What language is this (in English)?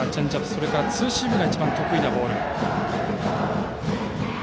Japanese